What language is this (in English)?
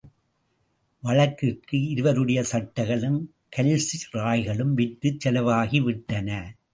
Tamil